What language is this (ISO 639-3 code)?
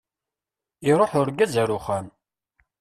kab